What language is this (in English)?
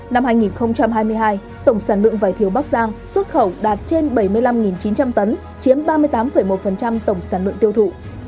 Vietnamese